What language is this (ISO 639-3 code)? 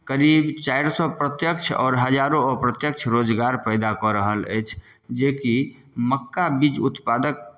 mai